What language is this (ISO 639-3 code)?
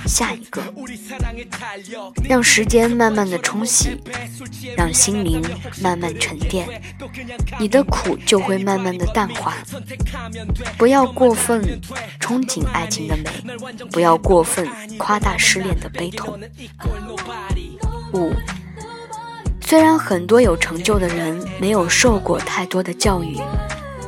zho